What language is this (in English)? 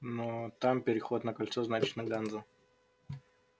Russian